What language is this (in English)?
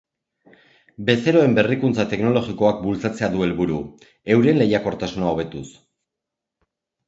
Basque